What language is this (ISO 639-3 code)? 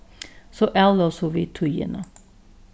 fao